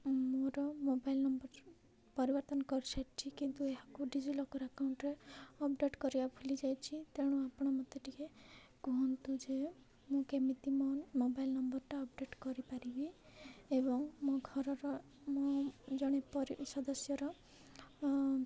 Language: Odia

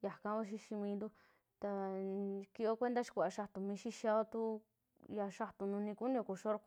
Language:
Western Juxtlahuaca Mixtec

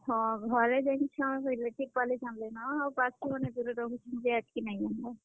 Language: Odia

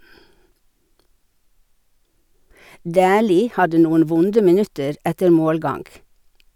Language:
Norwegian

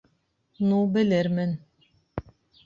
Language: Bashkir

